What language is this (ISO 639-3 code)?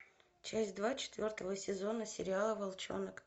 rus